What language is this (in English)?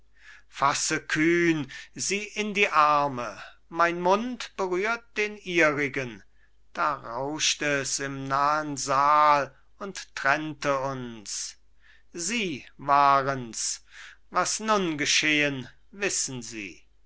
German